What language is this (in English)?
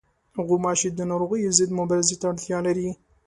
Pashto